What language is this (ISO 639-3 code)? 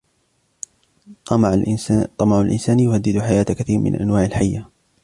ara